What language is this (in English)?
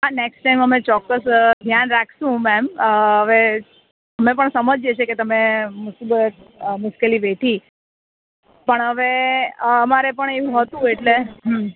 Gujarati